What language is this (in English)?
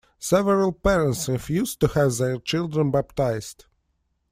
English